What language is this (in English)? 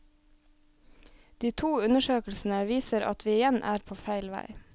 Norwegian